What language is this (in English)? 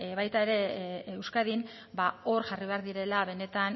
Basque